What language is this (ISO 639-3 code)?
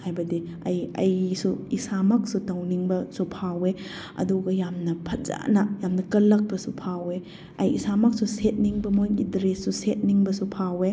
mni